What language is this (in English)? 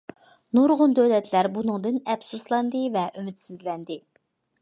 Uyghur